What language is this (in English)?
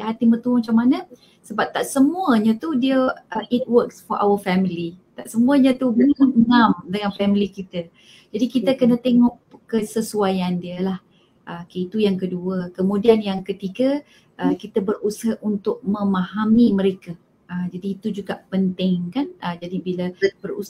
Malay